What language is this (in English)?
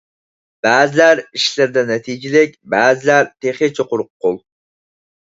Uyghur